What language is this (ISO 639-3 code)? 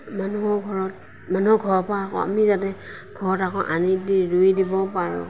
asm